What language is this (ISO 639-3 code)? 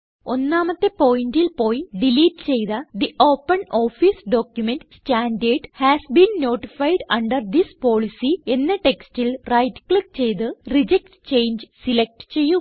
mal